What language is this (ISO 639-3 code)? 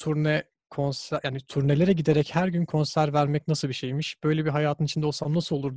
tur